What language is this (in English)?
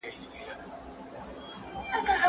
Pashto